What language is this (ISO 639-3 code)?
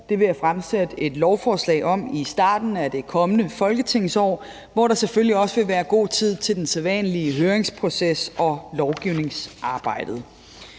dan